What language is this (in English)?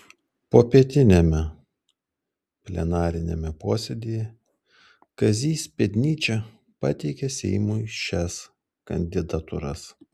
Lithuanian